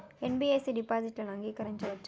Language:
Telugu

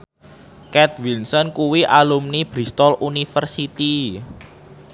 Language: Javanese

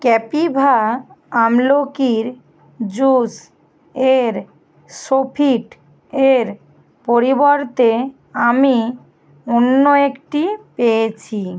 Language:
Bangla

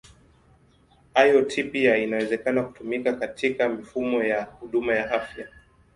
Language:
Swahili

